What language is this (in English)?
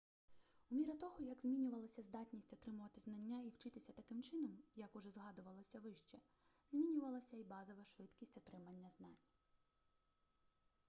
Ukrainian